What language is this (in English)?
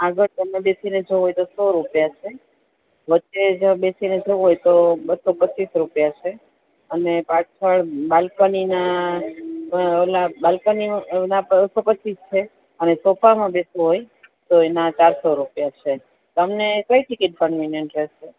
Gujarati